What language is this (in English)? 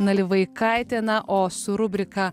Lithuanian